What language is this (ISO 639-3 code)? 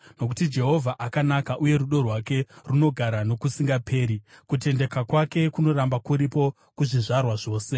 sna